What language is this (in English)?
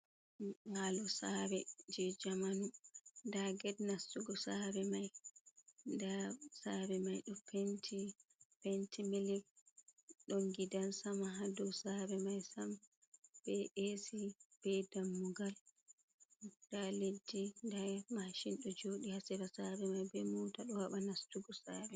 Fula